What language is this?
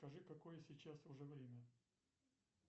Russian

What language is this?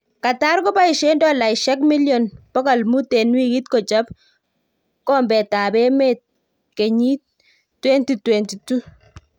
Kalenjin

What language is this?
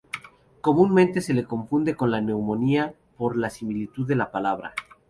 Spanish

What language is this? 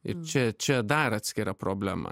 Lithuanian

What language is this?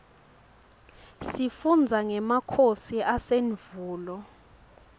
Swati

